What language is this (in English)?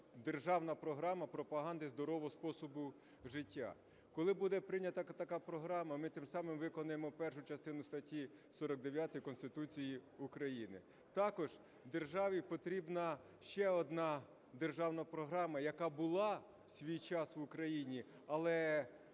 Ukrainian